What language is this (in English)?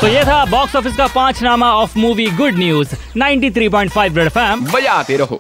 Hindi